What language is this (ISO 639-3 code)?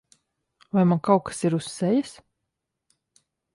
lav